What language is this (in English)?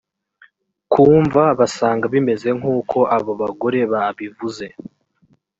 Kinyarwanda